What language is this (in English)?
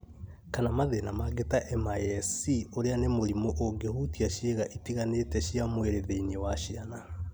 Kikuyu